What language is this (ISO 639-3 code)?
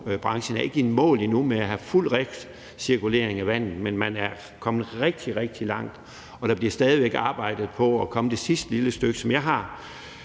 dan